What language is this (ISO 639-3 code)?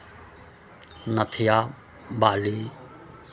mai